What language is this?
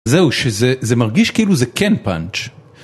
Hebrew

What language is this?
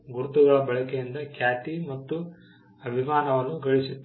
Kannada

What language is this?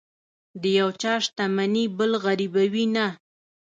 Pashto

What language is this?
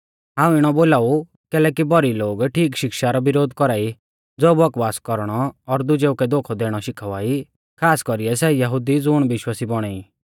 Mahasu Pahari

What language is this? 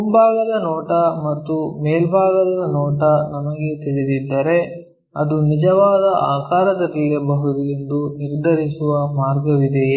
Kannada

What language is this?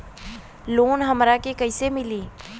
Bhojpuri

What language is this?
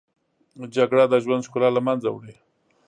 Pashto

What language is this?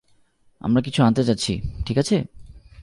Bangla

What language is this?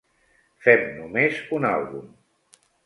Catalan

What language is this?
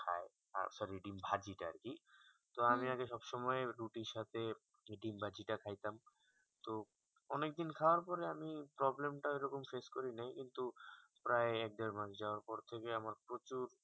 Bangla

